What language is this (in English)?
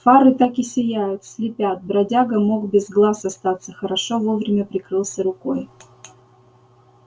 Russian